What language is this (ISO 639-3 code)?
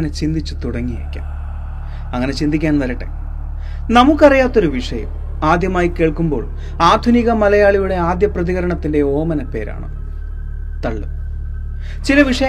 mal